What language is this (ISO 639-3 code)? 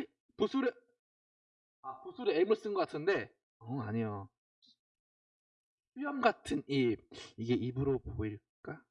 kor